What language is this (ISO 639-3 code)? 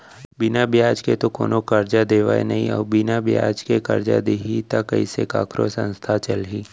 hne